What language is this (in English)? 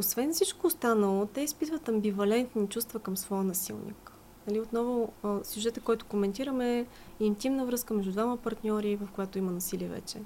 Bulgarian